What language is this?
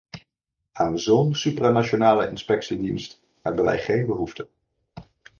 Dutch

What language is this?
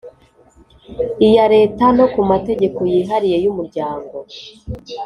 Kinyarwanda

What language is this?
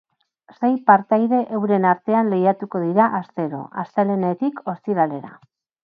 Basque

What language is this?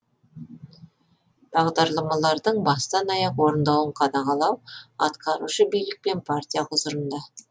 Kazakh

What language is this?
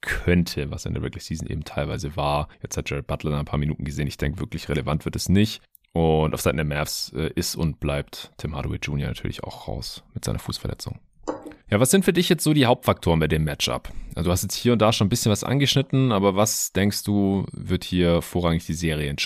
German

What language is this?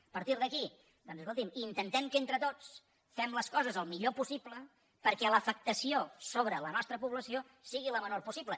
Catalan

